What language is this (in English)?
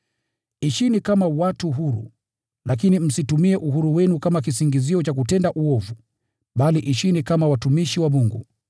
Swahili